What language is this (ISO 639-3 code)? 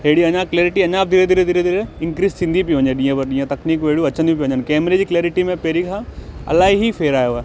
snd